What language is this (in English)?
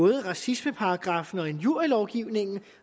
Danish